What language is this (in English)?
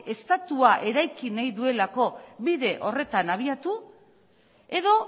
Basque